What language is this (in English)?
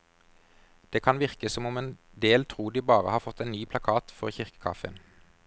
Norwegian